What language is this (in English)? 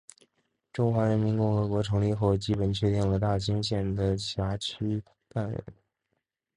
Chinese